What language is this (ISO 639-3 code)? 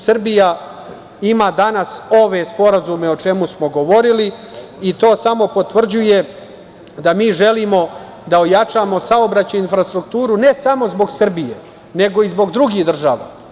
srp